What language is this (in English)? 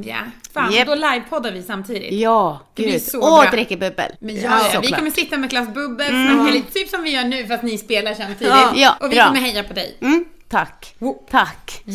Swedish